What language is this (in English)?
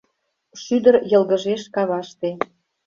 Mari